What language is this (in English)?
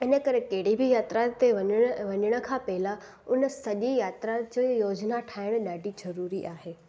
Sindhi